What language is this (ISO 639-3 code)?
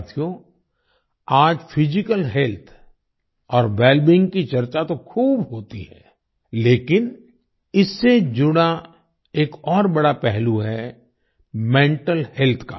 hin